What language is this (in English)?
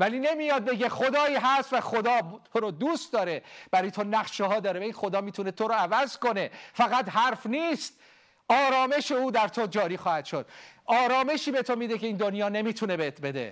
Persian